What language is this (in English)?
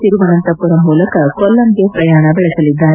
Kannada